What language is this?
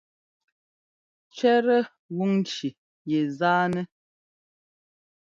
Ngomba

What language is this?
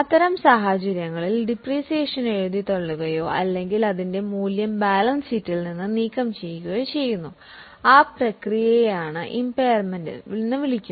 Malayalam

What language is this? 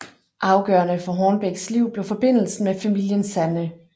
Danish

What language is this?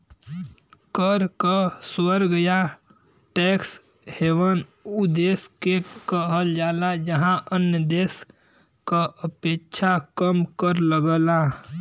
Bhojpuri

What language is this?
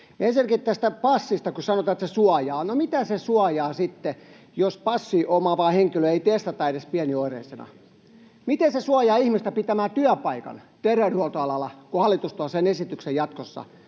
Finnish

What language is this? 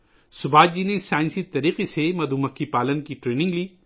Urdu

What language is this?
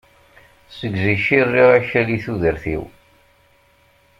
Kabyle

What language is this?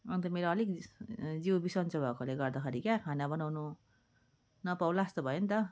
Nepali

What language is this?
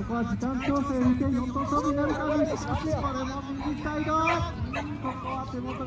Japanese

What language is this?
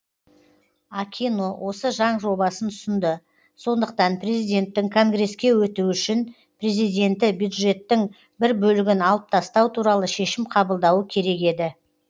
Kazakh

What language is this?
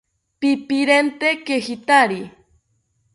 South Ucayali Ashéninka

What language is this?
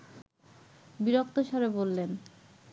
Bangla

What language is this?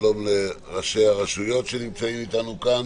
Hebrew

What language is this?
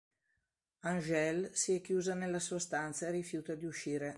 Italian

